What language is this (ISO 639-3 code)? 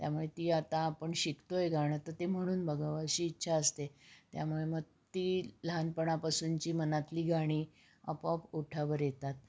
mar